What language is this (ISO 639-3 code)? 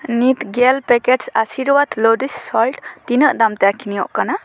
sat